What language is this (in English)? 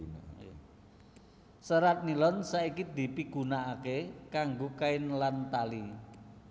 Javanese